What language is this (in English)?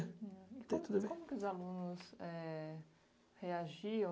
Portuguese